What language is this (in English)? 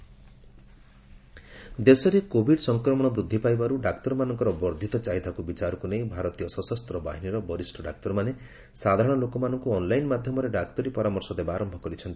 Odia